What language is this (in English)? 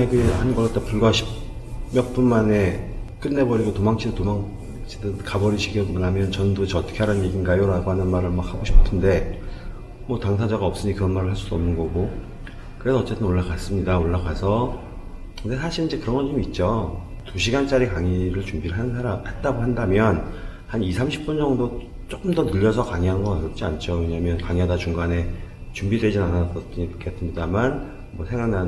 Korean